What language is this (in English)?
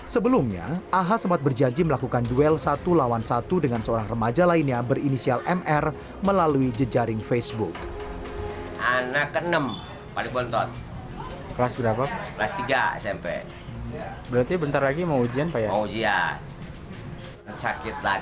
Indonesian